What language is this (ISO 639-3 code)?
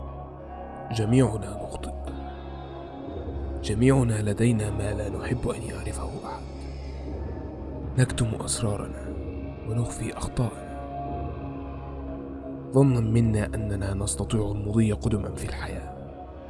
ara